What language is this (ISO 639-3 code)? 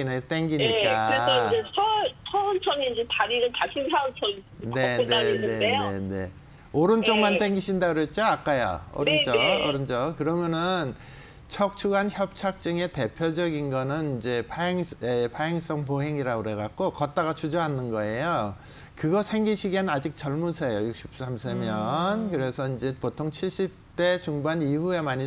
kor